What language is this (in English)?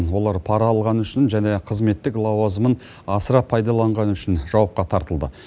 Kazakh